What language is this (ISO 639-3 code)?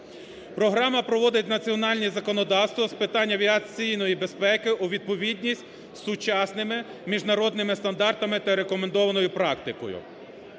ukr